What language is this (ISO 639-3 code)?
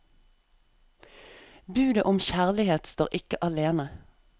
nor